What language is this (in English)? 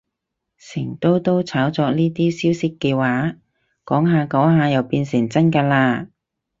Cantonese